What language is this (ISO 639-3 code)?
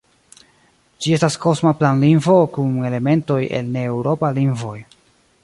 epo